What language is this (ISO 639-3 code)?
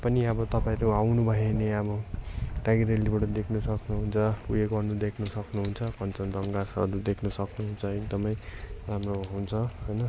nep